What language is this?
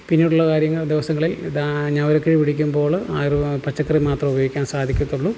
Malayalam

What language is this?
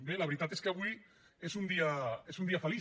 Catalan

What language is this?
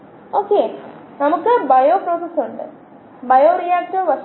Malayalam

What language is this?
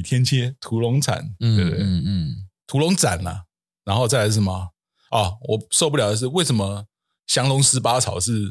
Chinese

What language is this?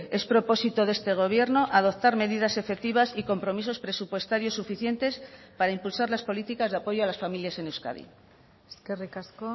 Spanish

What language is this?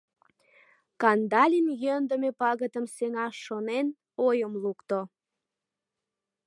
Mari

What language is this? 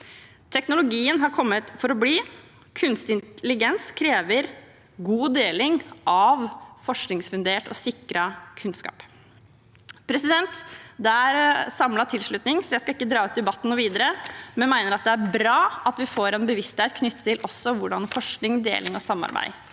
Norwegian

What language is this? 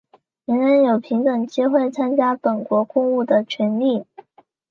Chinese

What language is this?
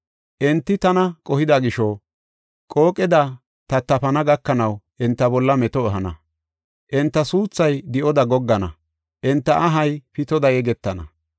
Gofa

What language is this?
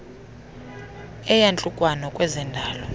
Xhosa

